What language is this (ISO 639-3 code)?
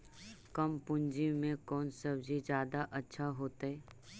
mag